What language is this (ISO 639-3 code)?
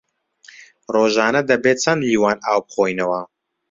ckb